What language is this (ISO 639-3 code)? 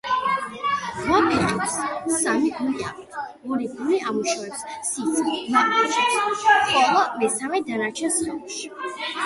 kat